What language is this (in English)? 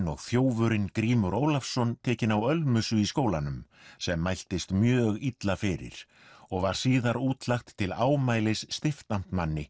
Icelandic